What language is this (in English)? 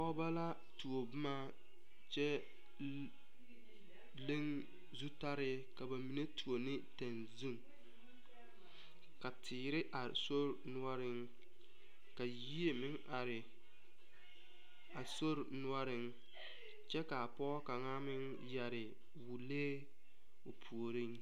Southern Dagaare